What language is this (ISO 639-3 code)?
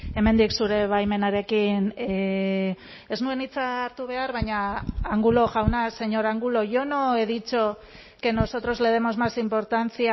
eus